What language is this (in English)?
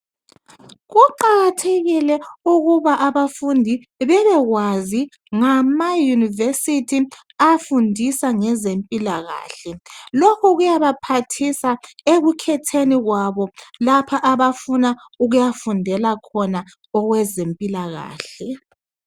North Ndebele